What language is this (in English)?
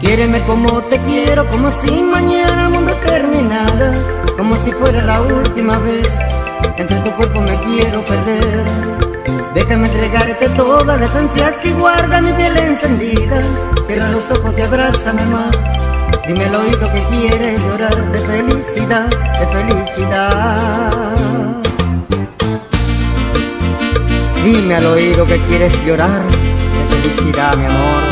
Spanish